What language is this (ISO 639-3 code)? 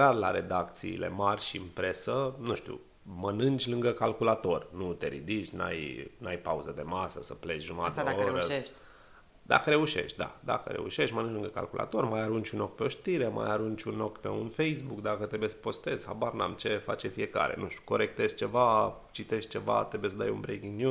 ron